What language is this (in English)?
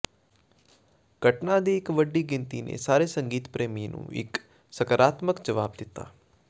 Punjabi